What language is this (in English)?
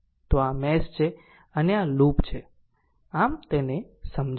Gujarati